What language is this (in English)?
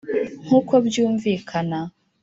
Kinyarwanda